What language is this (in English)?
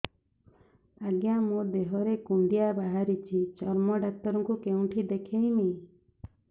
Odia